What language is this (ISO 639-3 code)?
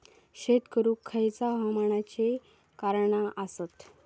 mar